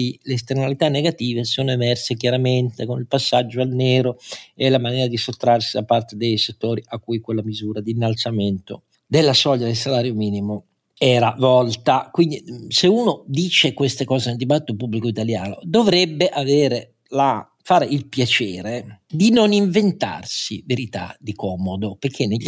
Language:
Italian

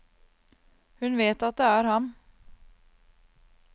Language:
Norwegian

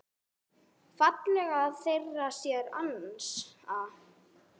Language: Icelandic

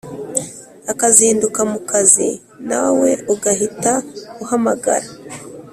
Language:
Kinyarwanda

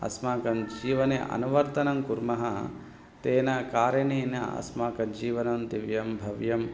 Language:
Sanskrit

